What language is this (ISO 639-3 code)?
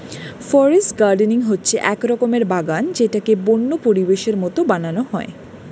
ben